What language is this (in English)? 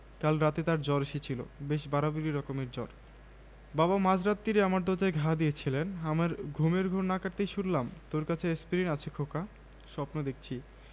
Bangla